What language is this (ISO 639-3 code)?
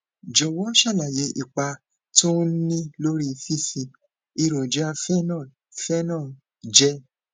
yor